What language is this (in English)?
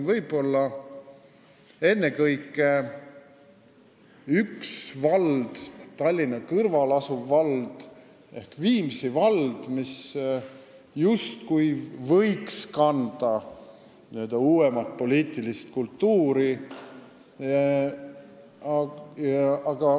Estonian